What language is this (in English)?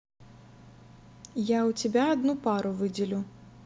Russian